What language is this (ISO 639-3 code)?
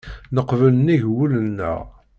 kab